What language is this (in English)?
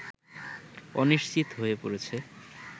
Bangla